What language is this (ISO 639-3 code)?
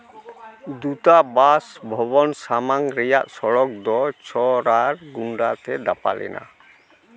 sat